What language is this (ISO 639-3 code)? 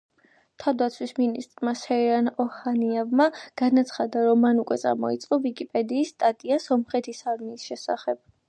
kat